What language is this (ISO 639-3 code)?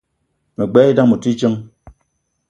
eto